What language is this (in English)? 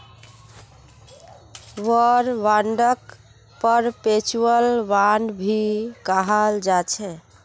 Magahi